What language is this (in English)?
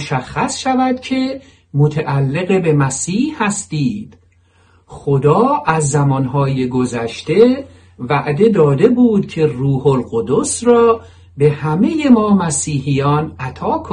Persian